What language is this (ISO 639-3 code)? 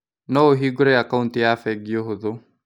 kik